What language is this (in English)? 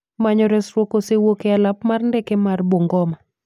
Luo (Kenya and Tanzania)